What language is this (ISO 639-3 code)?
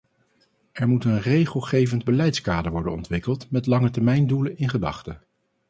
nld